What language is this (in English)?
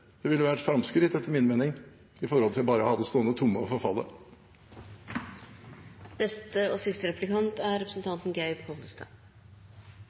Norwegian